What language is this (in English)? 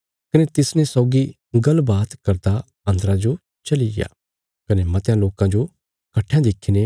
Bilaspuri